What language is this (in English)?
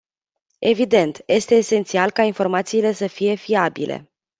Romanian